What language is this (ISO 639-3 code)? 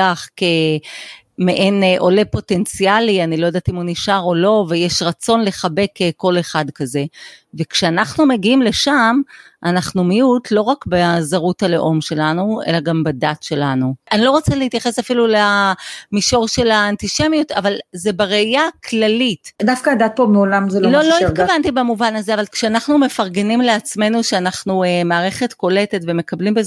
heb